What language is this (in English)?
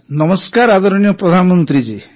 Odia